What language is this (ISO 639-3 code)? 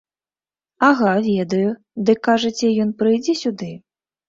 bel